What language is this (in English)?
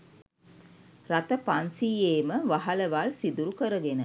Sinhala